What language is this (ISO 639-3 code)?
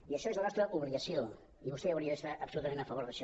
cat